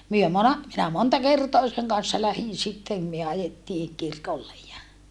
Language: Finnish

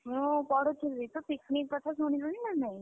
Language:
Odia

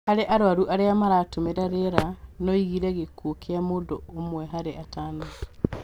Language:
Kikuyu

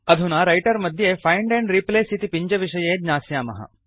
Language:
Sanskrit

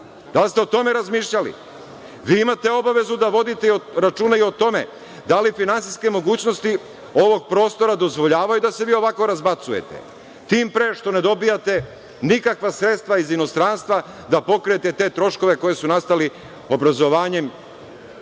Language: Serbian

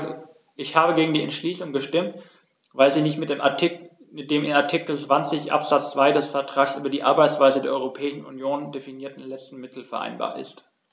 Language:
German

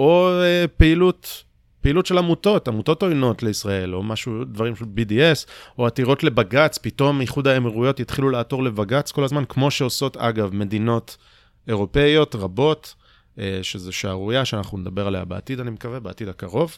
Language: Hebrew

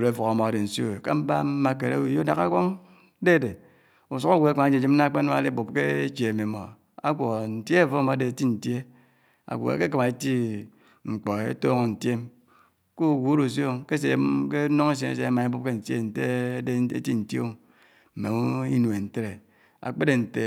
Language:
Anaang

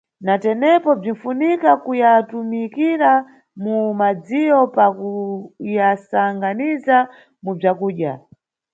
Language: Nyungwe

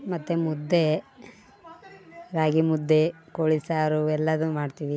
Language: Kannada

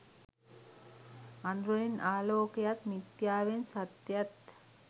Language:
Sinhala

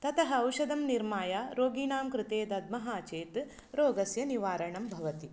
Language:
Sanskrit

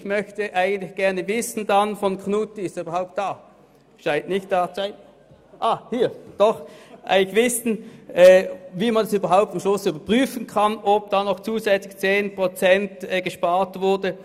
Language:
Swiss German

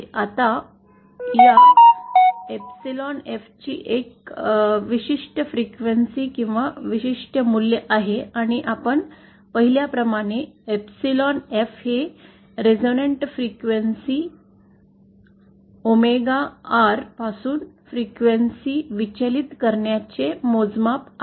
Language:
Marathi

